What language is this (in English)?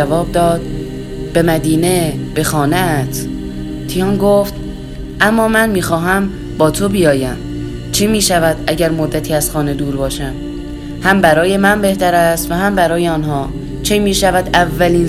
Persian